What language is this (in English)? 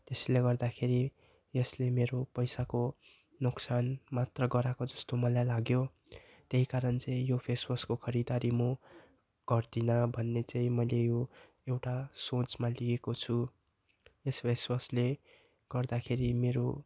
Nepali